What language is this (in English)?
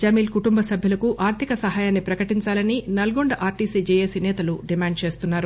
Telugu